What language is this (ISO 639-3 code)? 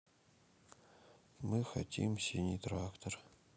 rus